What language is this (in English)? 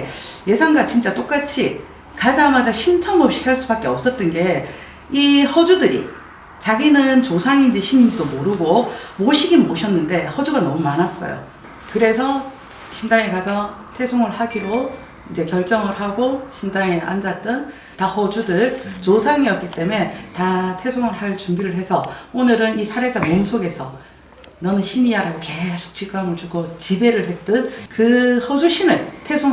Korean